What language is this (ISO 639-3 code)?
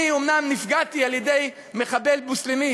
heb